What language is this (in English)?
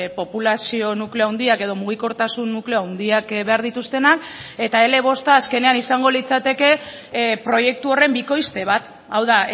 Basque